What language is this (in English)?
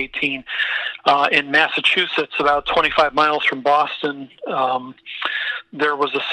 English